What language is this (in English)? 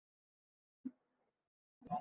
Uzbek